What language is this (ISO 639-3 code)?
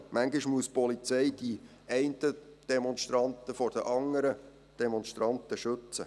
gsw